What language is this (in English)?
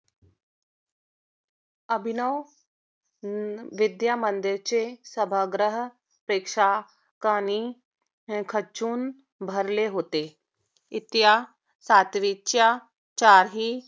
Marathi